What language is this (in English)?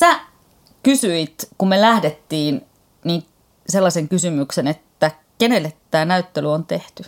Finnish